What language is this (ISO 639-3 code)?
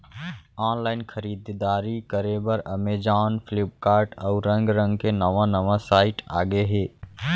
hne